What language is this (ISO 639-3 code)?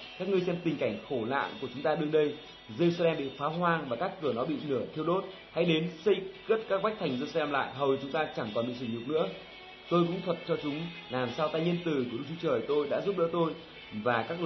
vie